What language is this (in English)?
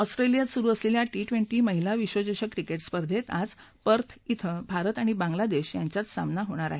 Marathi